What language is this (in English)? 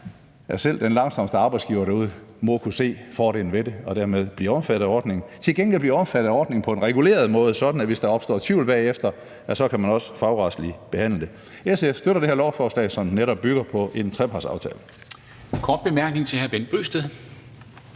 Danish